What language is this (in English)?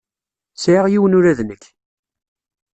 Kabyle